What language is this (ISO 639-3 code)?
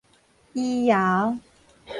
nan